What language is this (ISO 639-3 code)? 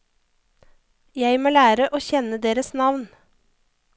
nor